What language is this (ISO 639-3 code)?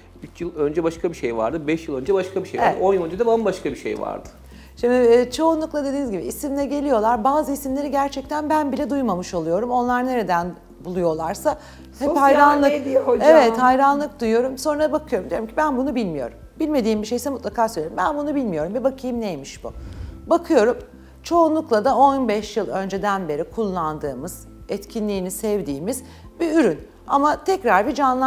tur